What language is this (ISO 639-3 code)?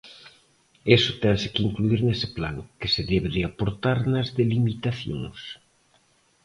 glg